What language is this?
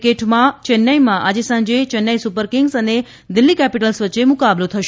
Gujarati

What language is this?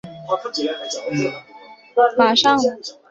Chinese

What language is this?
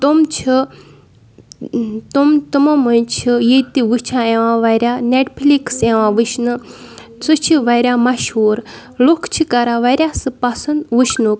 Kashmiri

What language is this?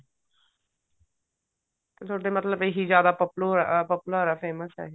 Punjabi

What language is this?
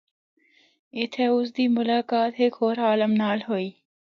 Northern Hindko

